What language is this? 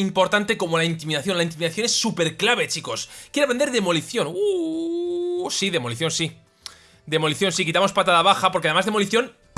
Spanish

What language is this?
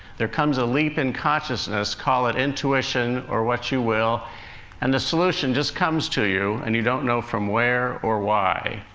English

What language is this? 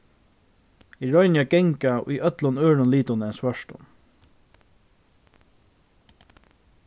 Faroese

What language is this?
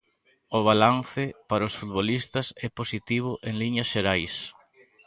Galician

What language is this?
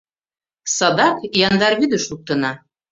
Mari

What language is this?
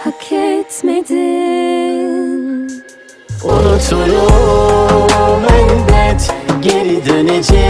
Turkish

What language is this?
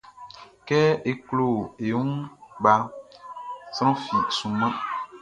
Baoulé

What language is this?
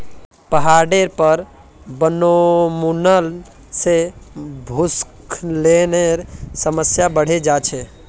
Magahi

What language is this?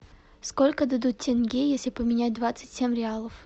Russian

